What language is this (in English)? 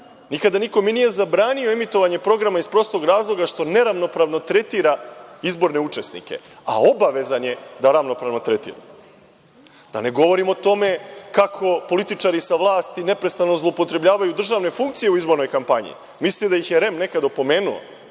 Serbian